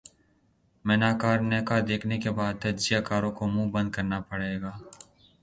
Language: Urdu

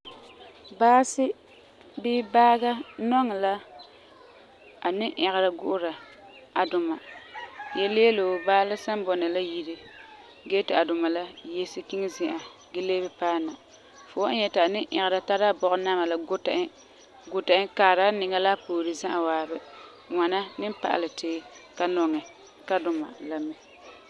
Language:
Frafra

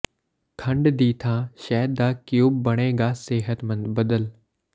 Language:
Punjabi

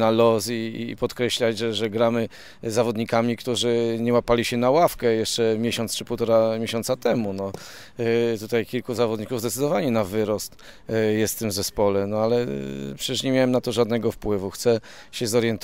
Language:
Polish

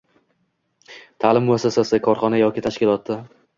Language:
Uzbek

